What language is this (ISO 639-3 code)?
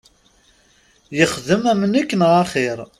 kab